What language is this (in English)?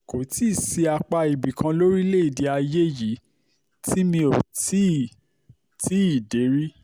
Yoruba